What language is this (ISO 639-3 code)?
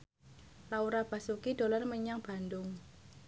jav